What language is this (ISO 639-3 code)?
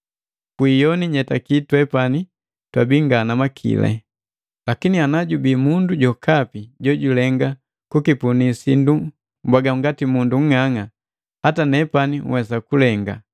mgv